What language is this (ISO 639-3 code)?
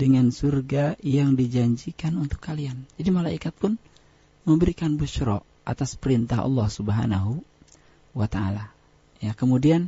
ind